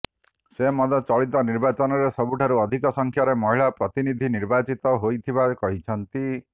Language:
Odia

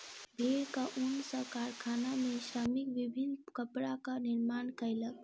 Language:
Maithili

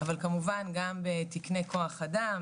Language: Hebrew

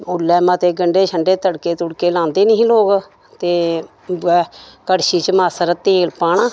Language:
Dogri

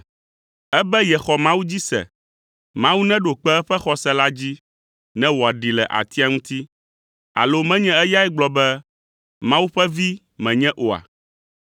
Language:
Ewe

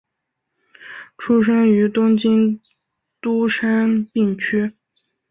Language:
Chinese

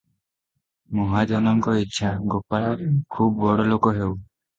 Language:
Odia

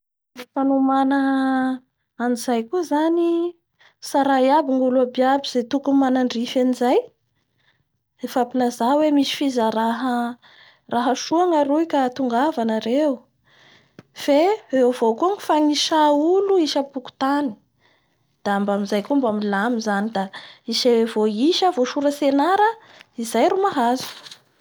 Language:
Bara Malagasy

